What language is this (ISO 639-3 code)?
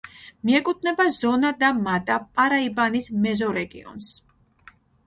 kat